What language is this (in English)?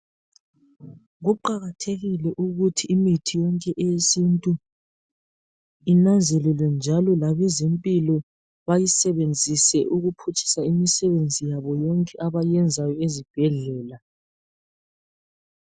North Ndebele